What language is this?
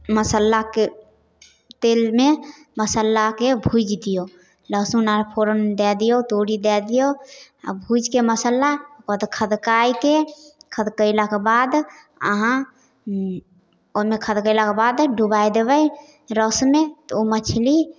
Maithili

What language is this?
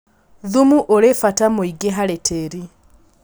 Kikuyu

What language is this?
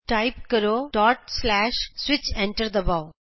Punjabi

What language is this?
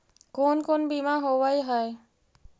Magahi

